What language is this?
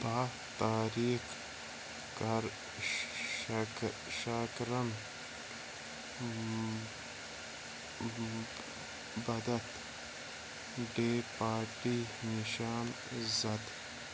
Kashmiri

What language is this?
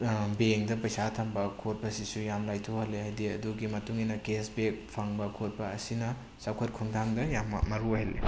Manipuri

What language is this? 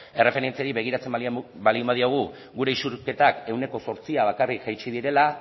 Basque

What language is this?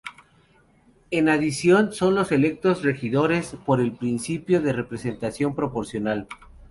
Spanish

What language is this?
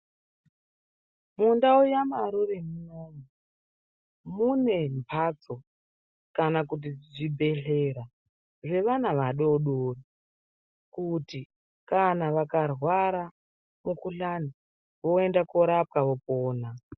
Ndau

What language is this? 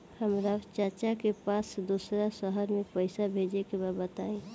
Bhojpuri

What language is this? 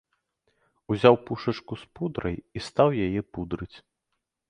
Belarusian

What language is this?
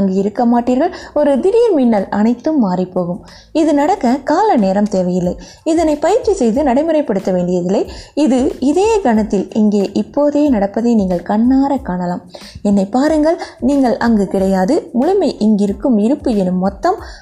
Tamil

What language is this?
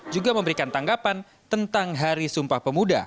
Indonesian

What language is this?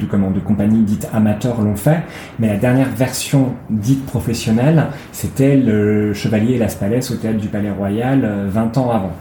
French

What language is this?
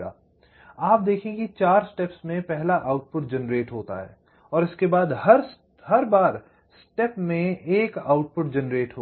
Hindi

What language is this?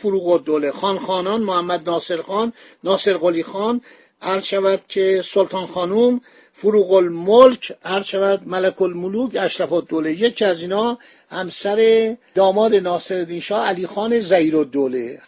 Persian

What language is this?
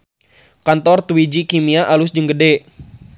Sundanese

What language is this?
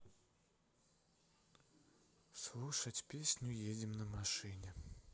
Russian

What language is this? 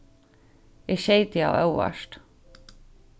Faroese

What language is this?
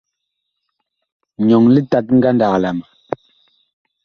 Bakoko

